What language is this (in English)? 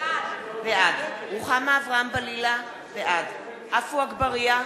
Hebrew